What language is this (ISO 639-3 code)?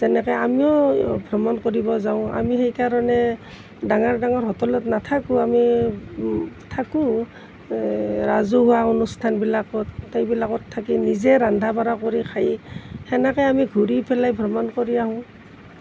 asm